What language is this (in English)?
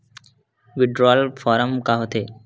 Chhattisgarhi